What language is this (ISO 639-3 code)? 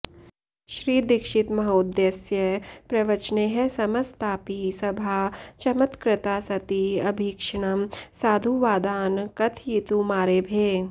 san